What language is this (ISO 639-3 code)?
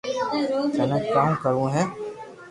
lrk